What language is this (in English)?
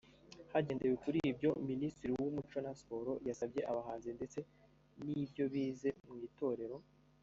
Kinyarwanda